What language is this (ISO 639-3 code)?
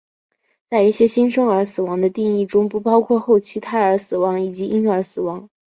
zho